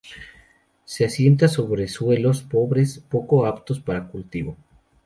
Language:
Spanish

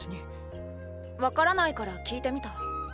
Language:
Japanese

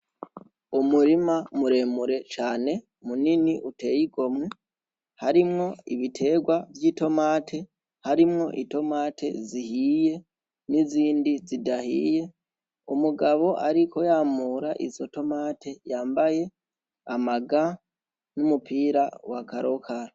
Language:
Rundi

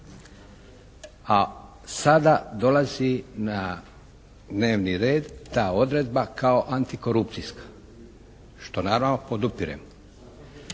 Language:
Croatian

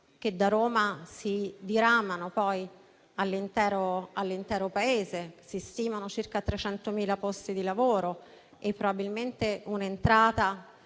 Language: Italian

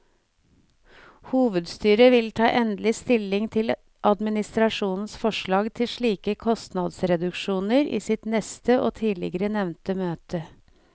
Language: Norwegian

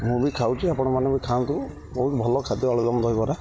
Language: Odia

